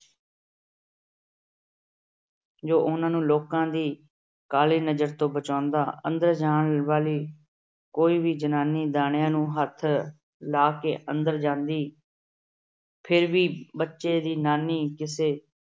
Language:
Punjabi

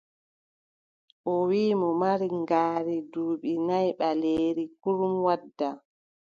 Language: Adamawa Fulfulde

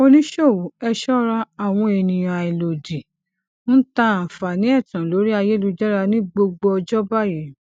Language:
Yoruba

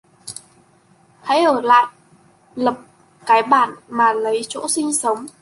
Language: Vietnamese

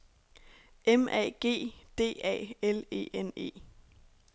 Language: Danish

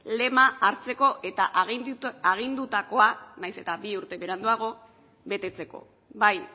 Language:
Basque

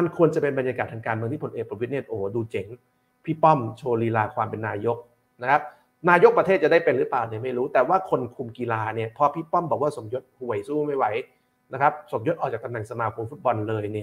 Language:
Thai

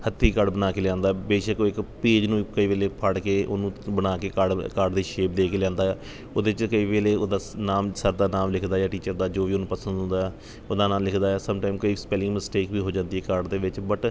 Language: Punjabi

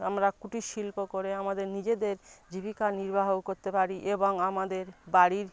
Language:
Bangla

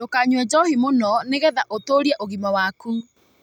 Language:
Kikuyu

